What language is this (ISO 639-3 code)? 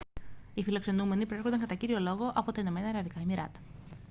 ell